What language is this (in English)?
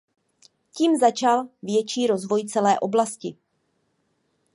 Czech